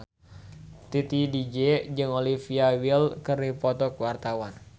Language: Sundanese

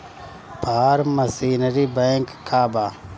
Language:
Bhojpuri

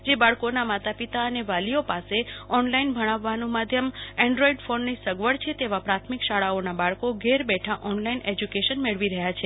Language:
Gujarati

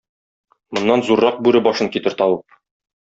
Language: Tatar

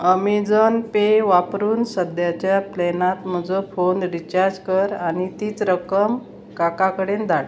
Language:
Konkani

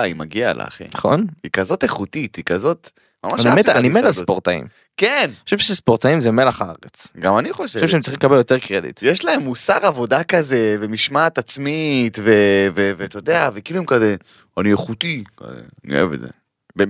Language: Hebrew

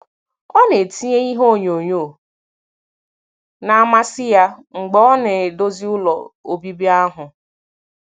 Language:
Igbo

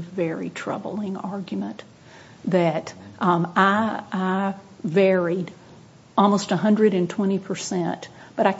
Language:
English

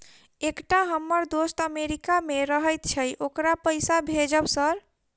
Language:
Maithili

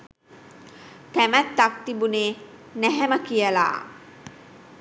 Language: Sinhala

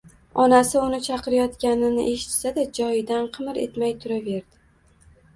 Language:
Uzbek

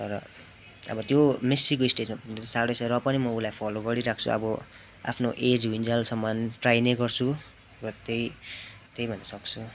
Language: Nepali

